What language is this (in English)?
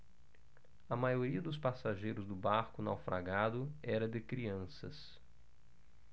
Portuguese